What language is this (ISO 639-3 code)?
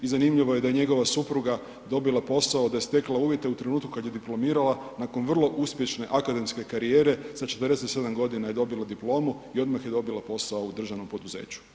hrv